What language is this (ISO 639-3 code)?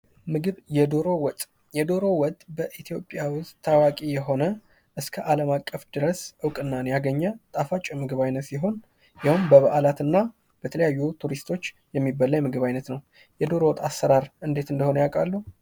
amh